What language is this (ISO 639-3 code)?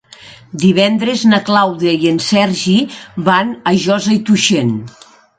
cat